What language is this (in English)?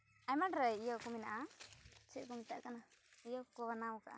Santali